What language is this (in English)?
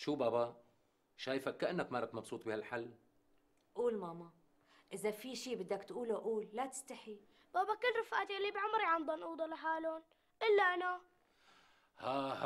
Arabic